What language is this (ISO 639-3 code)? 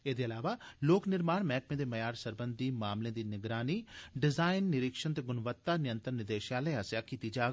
doi